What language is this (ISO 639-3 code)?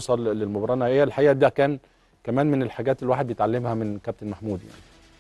ara